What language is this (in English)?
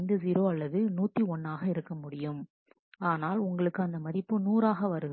Tamil